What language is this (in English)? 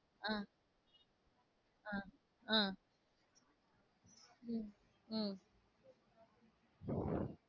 Tamil